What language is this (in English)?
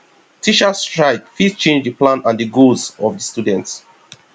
Nigerian Pidgin